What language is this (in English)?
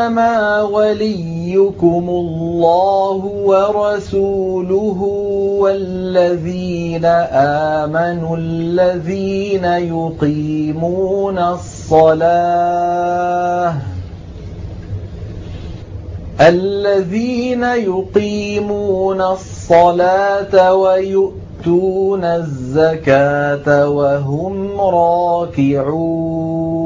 Arabic